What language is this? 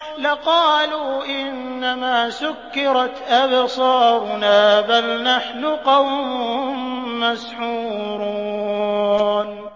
Arabic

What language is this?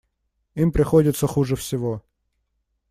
Russian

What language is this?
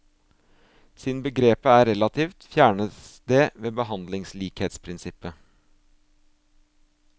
Norwegian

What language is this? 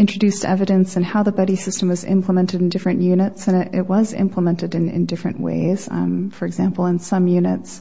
English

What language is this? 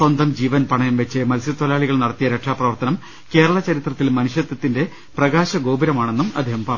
Malayalam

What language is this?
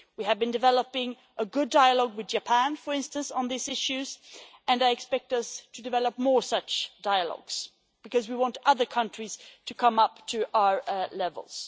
English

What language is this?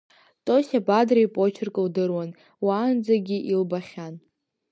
Abkhazian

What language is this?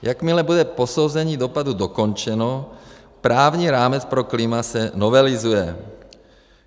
Czech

